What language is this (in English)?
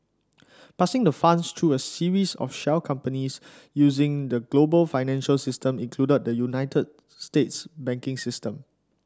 English